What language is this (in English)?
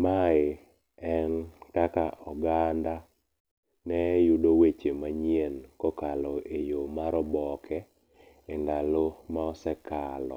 Luo (Kenya and Tanzania)